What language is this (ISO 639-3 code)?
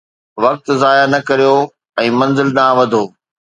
snd